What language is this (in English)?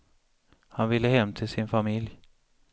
Swedish